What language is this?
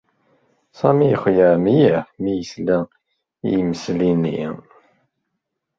Kabyle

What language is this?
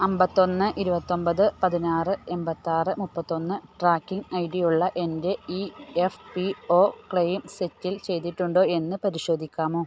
Malayalam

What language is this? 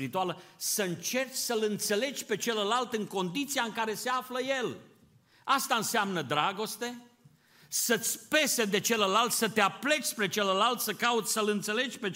Romanian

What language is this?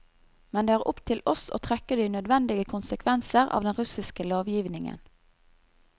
Norwegian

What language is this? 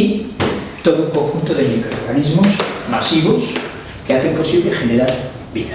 Spanish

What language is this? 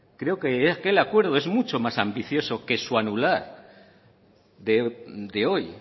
Spanish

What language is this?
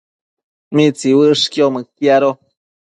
Matsés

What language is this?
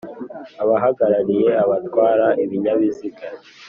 Kinyarwanda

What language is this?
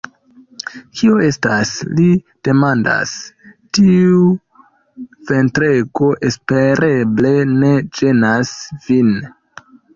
Esperanto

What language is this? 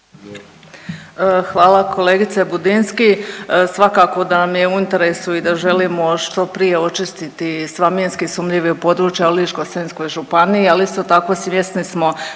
Croatian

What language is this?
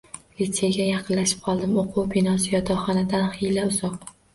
Uzbek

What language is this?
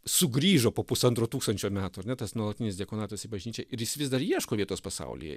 Lithuanian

